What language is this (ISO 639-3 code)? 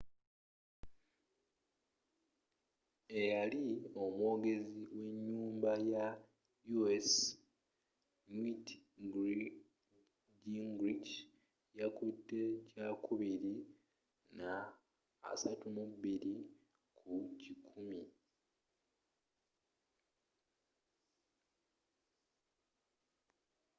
lug